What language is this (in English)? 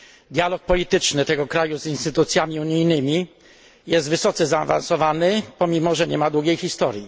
Polish